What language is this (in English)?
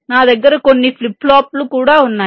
Telugu